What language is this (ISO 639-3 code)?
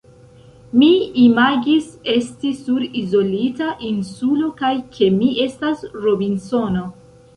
epo